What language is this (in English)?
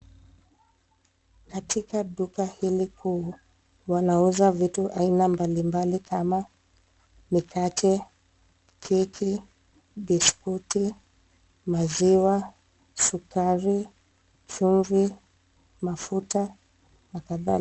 Swahili